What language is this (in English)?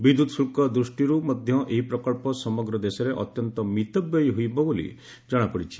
Odia